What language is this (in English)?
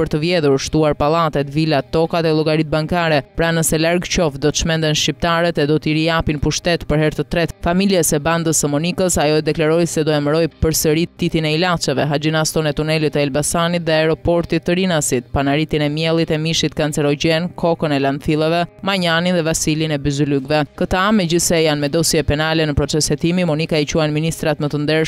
Romanian